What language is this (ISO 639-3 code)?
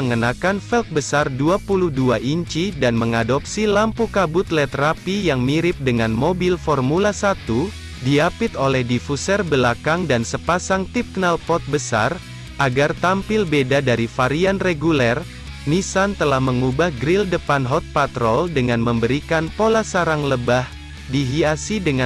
ind